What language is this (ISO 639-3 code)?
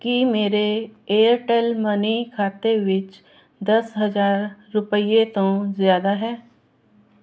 pan